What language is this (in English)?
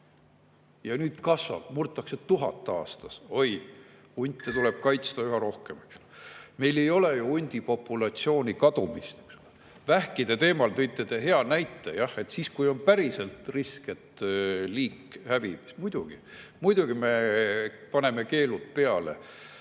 Estonian